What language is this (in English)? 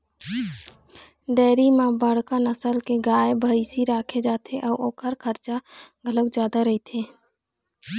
Chhattisgarhi